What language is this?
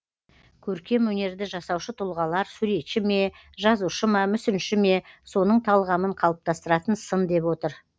Kazakh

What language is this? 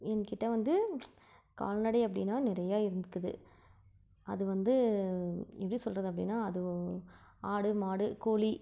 Tamil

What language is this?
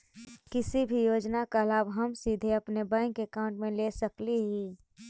Magahi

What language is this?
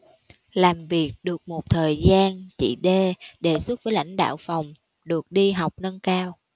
Vietnamese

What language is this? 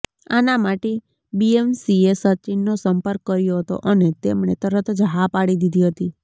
Gujarati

